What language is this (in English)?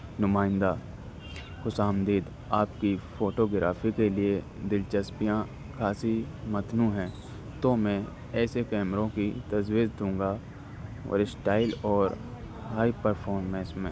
Urdu